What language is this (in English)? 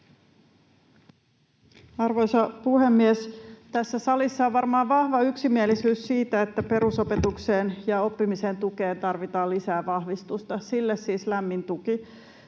Finnish